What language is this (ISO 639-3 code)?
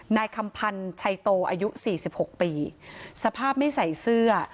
tha